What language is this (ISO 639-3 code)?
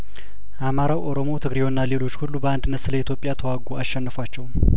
amh